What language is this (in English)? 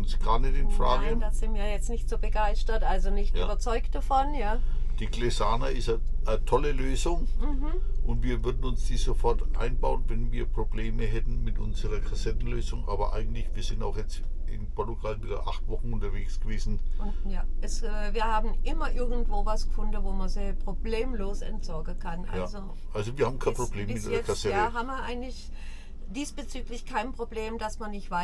German